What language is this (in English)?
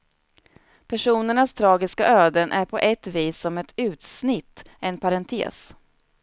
Swedish